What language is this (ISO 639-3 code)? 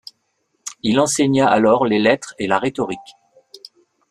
fra